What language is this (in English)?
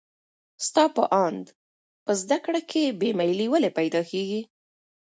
Pashto